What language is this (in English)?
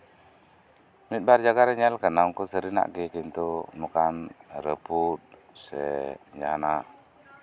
Santali